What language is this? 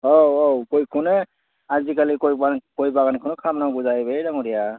Bodo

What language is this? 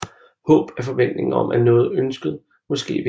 Danish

